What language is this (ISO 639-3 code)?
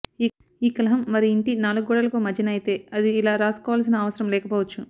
tel